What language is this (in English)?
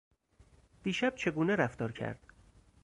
Persian